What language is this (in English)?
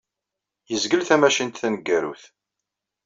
Kabyle